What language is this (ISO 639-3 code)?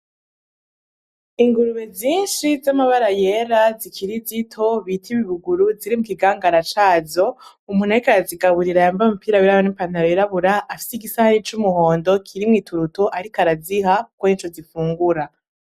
run